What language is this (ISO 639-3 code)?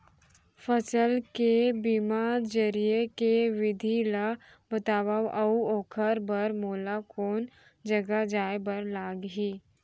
hne